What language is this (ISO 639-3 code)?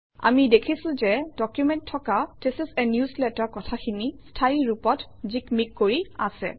asm